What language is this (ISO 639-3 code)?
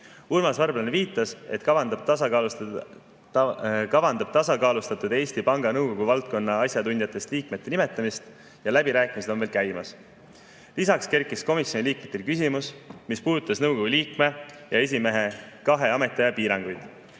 est